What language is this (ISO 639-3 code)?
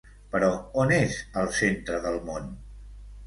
cat